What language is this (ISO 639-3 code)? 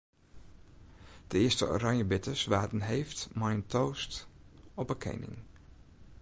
fry